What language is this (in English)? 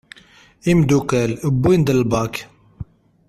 Kabyle